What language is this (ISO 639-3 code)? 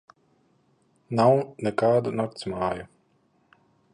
lav